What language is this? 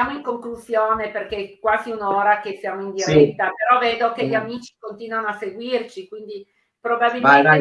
Italian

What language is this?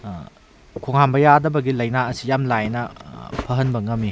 Manipuri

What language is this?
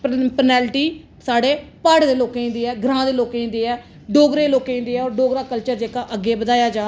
Dogri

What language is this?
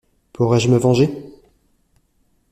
French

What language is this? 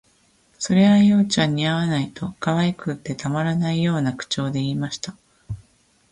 Japanese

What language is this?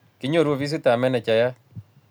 Kalenjin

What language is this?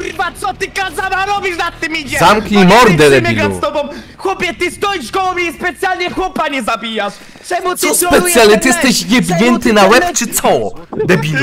Polish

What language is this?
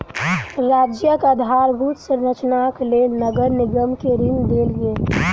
Maithili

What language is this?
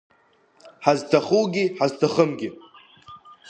Abkhazian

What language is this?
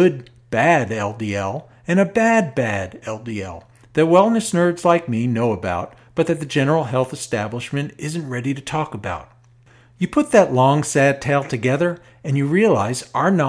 English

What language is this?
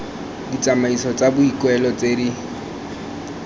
Tswana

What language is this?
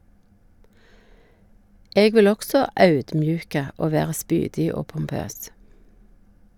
Norwegian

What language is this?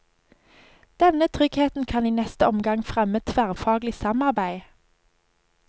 Norwegian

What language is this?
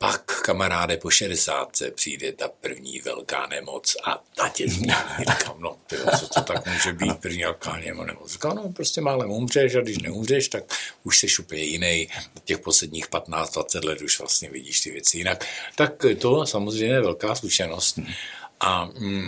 Czech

